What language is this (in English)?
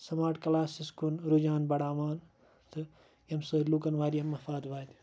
Kashmiri